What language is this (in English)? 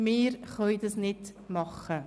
Swiss German